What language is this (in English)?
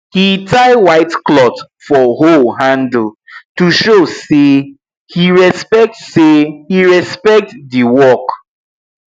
Nigerian Pidgin